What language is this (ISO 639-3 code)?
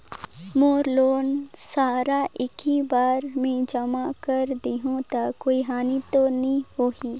hne